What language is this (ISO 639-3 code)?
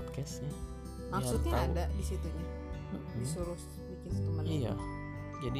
ind